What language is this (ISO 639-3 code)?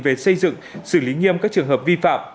vie